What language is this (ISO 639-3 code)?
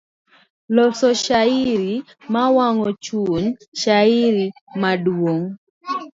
luo